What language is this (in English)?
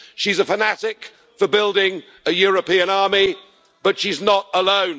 English